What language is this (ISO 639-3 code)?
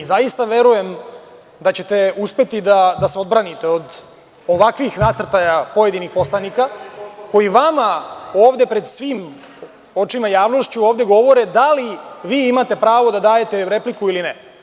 srp